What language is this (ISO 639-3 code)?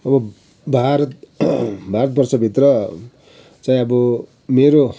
nep